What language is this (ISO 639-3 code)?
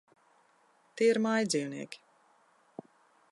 lav